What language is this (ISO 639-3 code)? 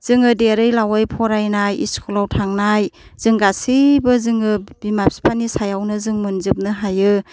brx